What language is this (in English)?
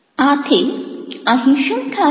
Gujarati